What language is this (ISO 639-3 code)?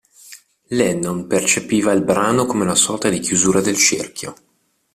ita